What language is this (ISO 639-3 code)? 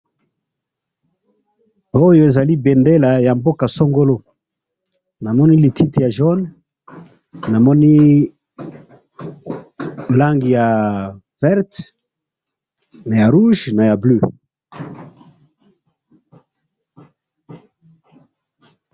lin